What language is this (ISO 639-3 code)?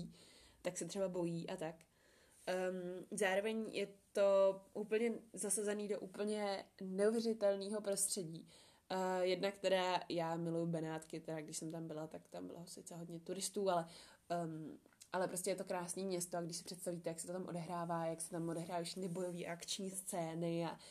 ces